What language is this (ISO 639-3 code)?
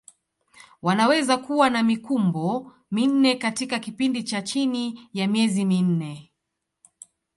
swa